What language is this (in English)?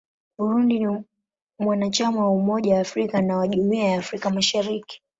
Swahili